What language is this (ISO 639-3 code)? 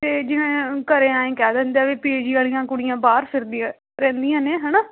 pan